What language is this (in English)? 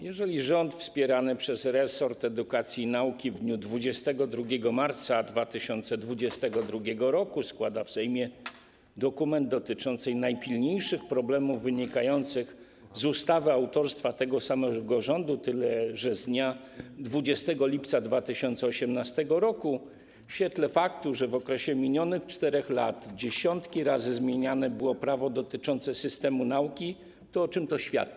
Polish